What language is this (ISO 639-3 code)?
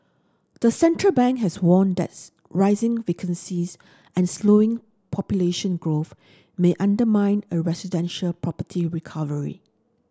eng